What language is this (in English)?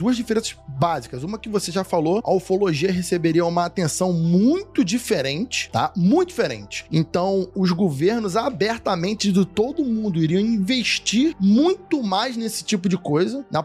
Portuguese